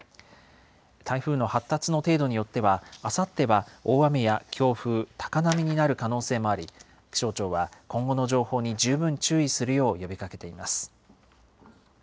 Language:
Japanese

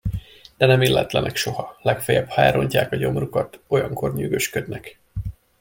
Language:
Hungarian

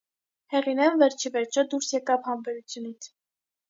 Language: Armenian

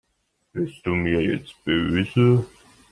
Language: German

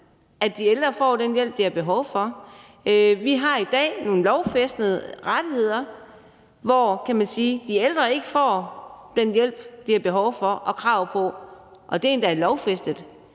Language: Danish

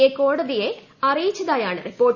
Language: Malayalam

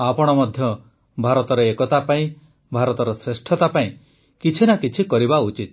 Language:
Odia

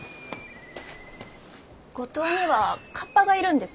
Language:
Japanese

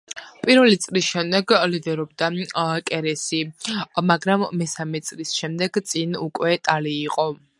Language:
Georgian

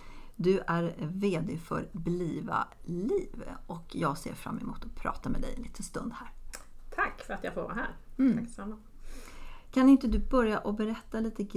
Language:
Swedish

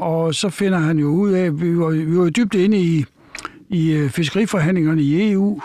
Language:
Danish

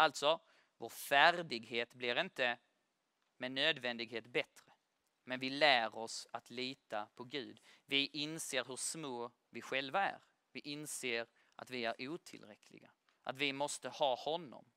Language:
Swedish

